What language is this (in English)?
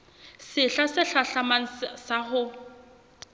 Southern Sotho